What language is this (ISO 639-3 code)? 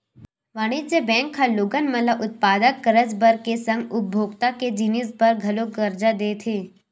hne